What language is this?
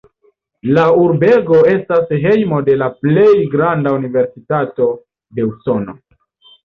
Esperanto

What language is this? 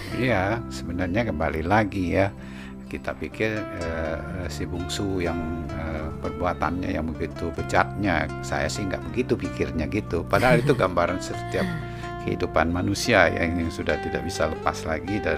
Indonesian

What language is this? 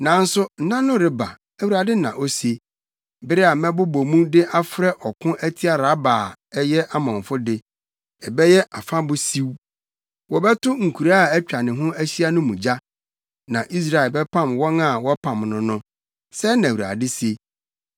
Akan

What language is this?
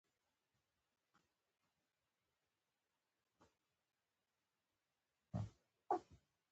Pashto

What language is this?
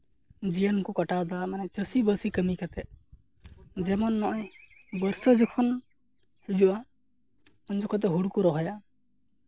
Santali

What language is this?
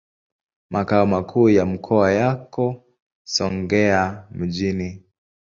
Swahili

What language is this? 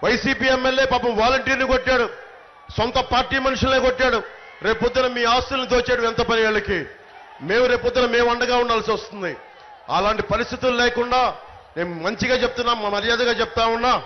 Telugu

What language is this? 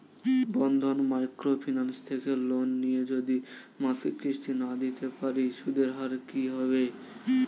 Bangla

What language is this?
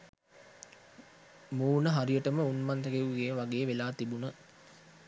Sinhala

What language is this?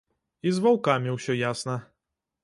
Belarusian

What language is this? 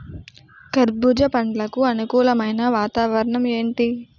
Telugu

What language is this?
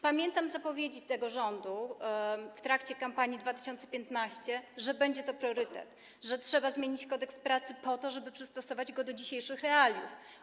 Polish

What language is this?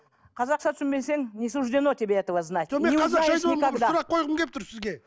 Kazakh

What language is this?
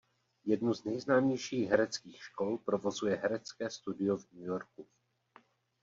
Czech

